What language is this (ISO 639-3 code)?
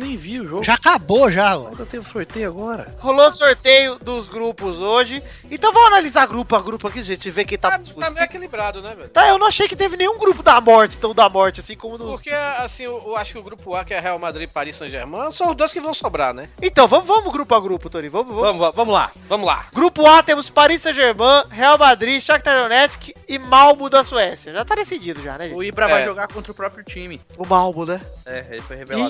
por